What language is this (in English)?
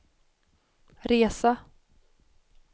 Swedish